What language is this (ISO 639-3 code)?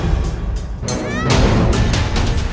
ind